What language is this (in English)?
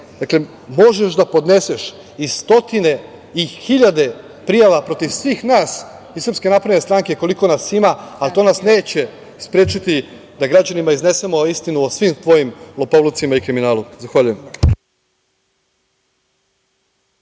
Serbian